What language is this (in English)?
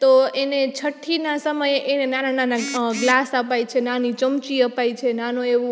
Gujarati